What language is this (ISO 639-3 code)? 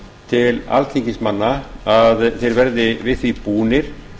isl